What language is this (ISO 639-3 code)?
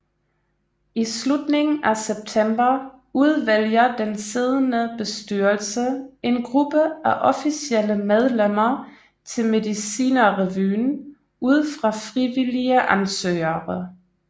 dan